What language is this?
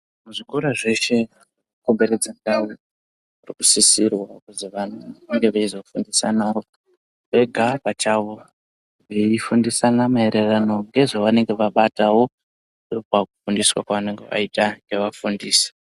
Ndau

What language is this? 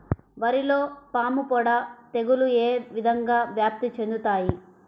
Telugu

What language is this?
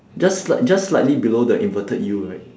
English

